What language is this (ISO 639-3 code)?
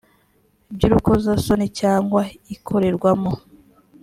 kin